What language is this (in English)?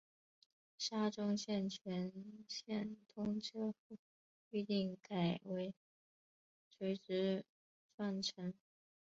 Chinese